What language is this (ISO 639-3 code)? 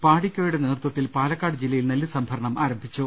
mal